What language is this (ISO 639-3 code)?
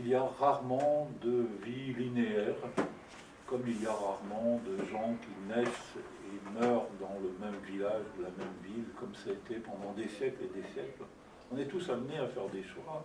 fra